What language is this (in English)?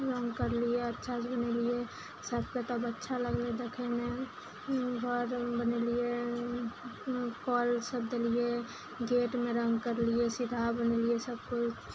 Maithili